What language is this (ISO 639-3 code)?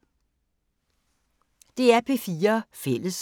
dan